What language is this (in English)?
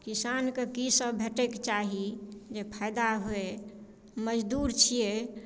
Maithili